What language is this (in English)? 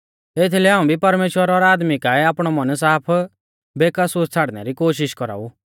Mahasu Pahari